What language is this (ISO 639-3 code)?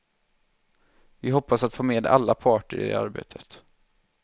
swe